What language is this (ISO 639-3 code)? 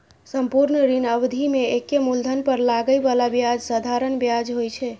mai